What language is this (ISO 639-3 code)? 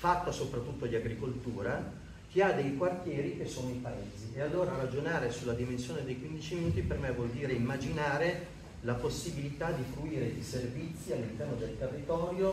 ita